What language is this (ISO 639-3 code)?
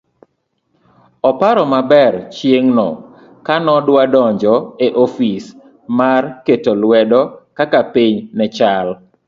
luo